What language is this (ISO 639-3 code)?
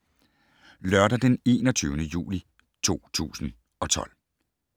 dan